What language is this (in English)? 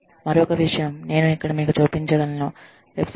Telugu